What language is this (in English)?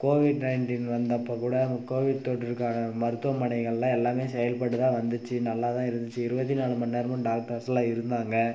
Tamil